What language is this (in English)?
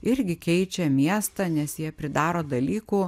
Lithuanian